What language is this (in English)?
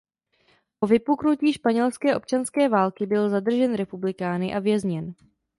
Czech